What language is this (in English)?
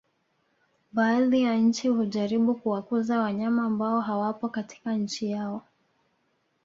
Swahili